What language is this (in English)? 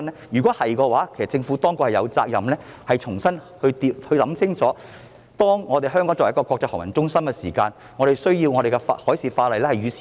Cantonese